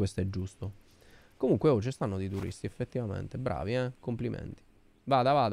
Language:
Italian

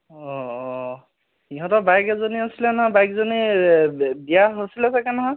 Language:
Assamese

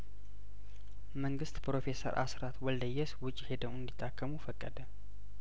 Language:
Amharic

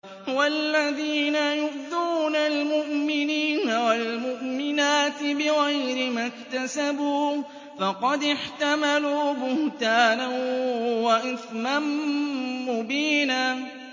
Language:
Arabic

